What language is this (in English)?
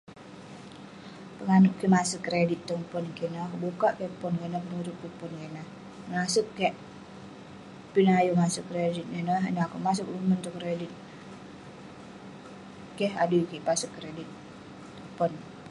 Western Penan